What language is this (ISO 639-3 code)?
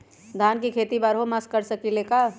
mag